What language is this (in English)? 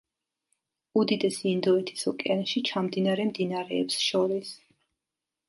Georgian